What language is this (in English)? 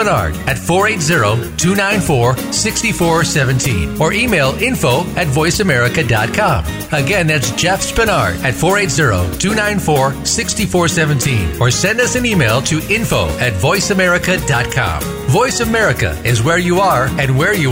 English